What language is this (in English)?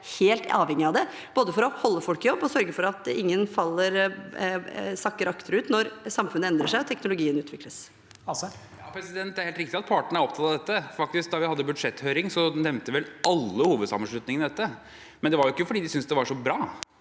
Norwegian